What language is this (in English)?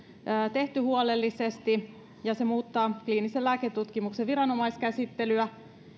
Finnish